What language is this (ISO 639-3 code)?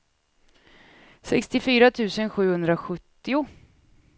swe